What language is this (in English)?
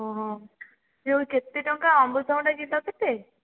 Odia